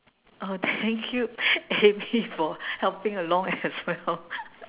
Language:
English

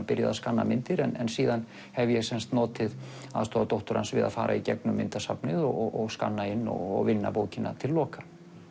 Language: Icelandic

